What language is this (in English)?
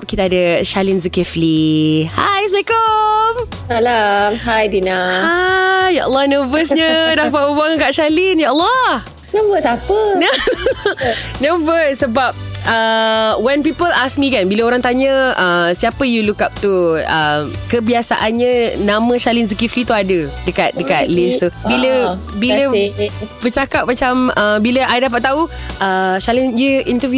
Malay